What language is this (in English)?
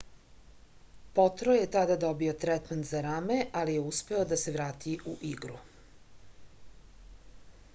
Serbian